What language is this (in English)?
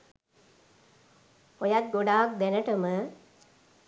Sinhala